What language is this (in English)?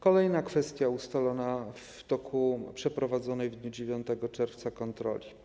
Polish